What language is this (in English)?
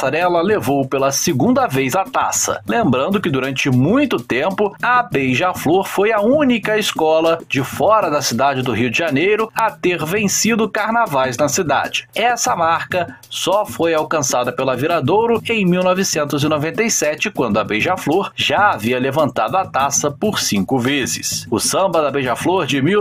Portuguese